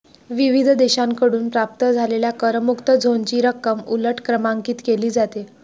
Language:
Marathi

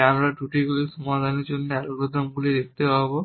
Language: Bangla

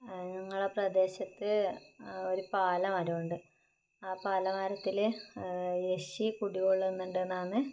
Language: Malayalam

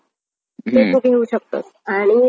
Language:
Marathi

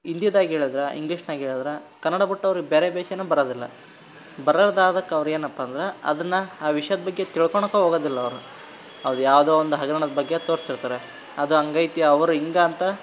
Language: Kannada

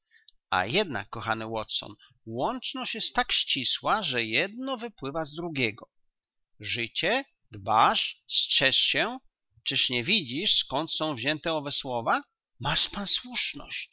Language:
Polish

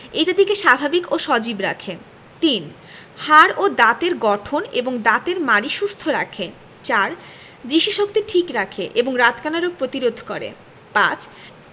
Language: Bangla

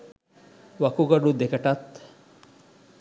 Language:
Sinhala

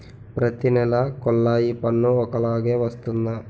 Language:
Telugu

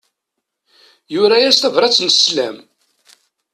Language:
Kabyle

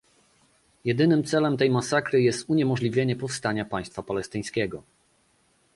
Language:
Polish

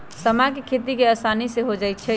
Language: Magahi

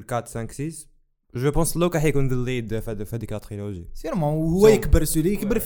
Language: Arabic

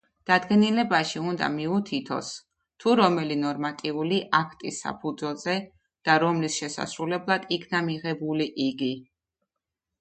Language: Georgian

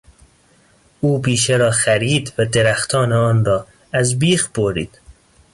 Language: Persian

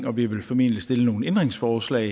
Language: Danish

